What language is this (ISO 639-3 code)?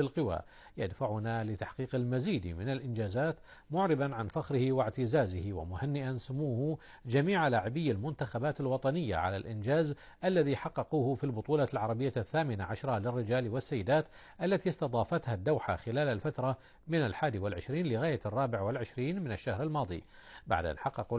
ara